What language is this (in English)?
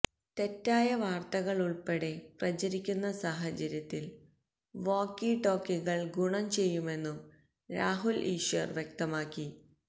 Malayalam